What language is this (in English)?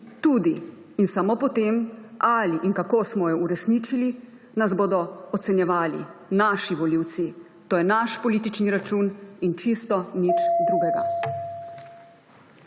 Slovenian